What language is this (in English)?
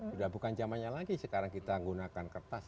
Indonesian